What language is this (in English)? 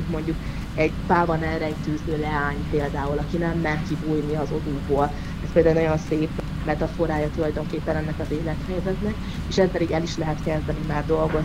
Hungarian